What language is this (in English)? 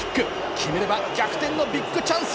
Japanese